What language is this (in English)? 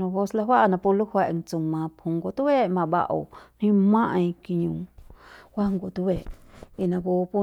Central Pame